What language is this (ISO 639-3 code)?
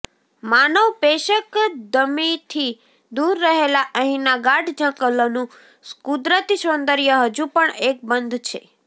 guj